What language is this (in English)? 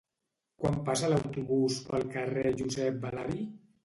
Catalan